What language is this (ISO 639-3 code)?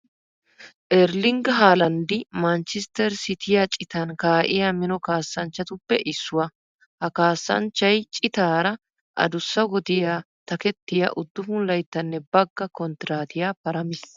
wal